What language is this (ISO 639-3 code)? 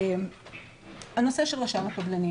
heb